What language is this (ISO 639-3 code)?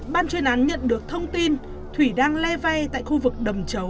vie